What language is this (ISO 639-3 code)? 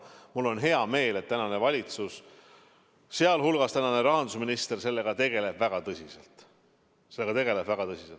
est